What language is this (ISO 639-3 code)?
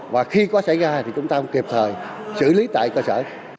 vie